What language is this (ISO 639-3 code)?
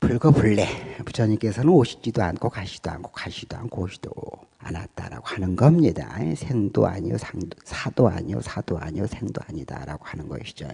kor